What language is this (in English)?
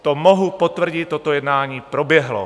Czech